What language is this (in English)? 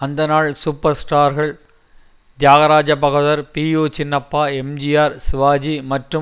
Tamil